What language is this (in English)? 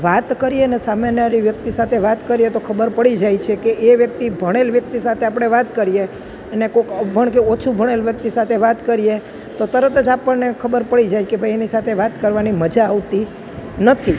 Gujarati